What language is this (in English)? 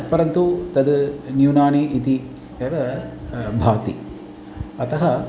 Sanskrit